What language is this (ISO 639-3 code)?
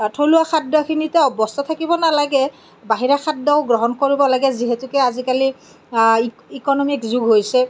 asm